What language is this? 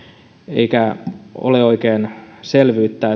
Finnish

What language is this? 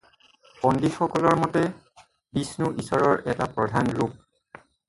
Assamese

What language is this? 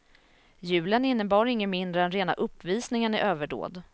Swedish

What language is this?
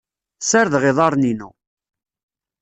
Kabyle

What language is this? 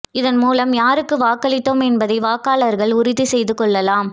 Tamil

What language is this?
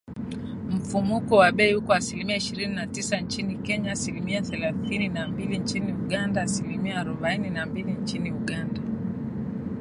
Swahili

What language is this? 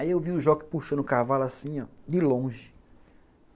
Portuguese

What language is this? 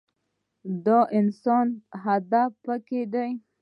Pashto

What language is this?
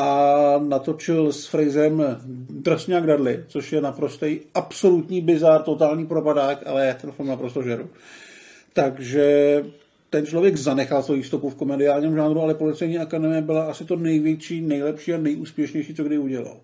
Czech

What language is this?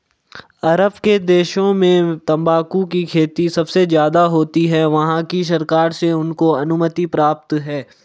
Hindi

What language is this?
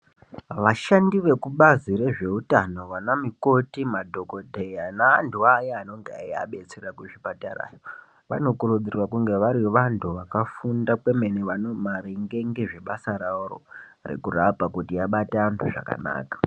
Ndau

